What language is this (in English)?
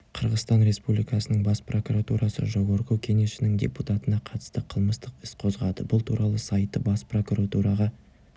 Kazakh